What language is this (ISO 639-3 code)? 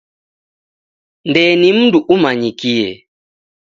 dav